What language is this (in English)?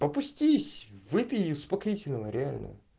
Russian